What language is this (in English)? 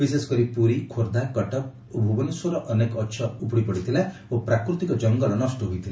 Odia